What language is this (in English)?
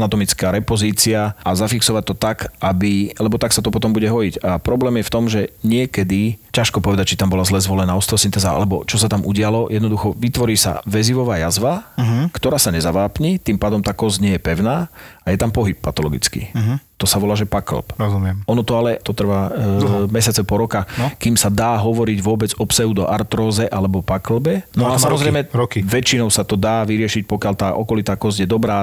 Slovak